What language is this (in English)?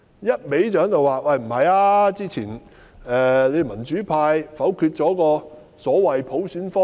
Cantonese